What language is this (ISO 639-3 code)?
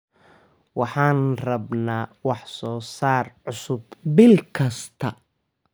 som